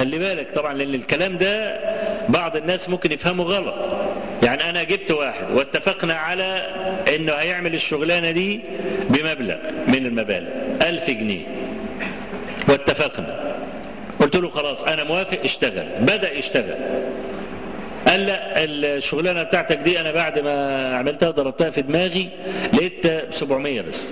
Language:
Arabic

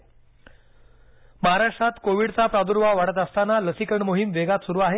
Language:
Marathi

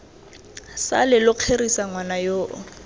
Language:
Tswana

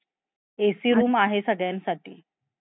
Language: Marathi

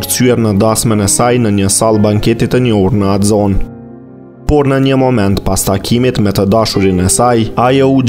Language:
Romanian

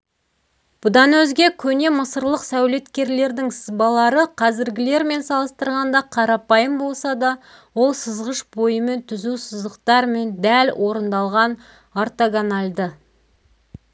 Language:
Kazakh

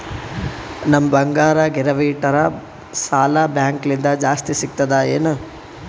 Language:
Kannada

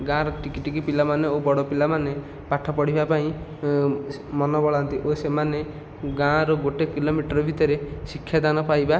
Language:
Odia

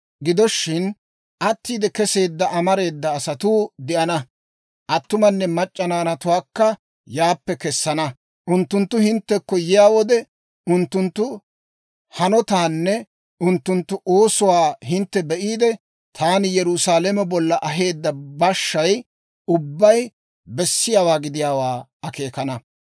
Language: Dawro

